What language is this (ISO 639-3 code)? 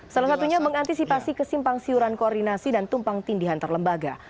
ind